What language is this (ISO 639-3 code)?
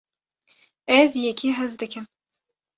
kur